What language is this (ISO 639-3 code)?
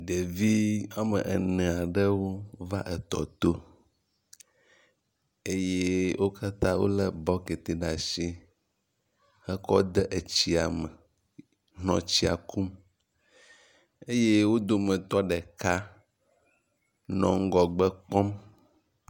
ewe